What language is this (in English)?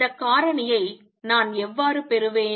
Tamil